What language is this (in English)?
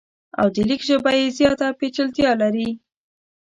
Pashto